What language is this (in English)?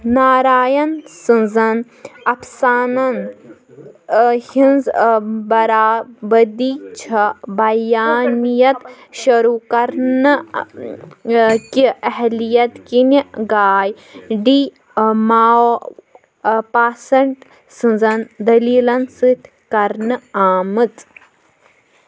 Kashmiri